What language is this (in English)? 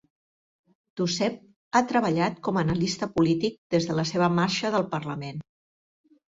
Catalan